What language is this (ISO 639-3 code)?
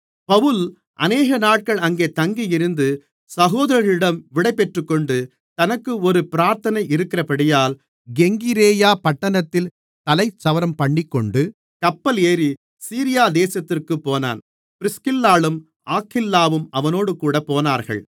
tam